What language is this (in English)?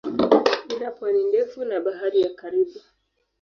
Swahili